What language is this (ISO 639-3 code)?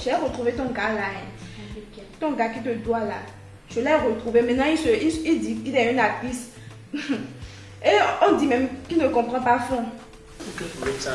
fra